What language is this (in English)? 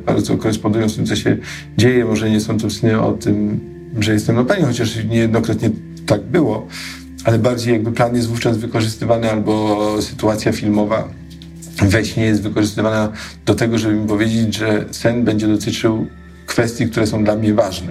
Polish